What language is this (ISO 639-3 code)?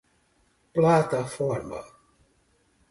por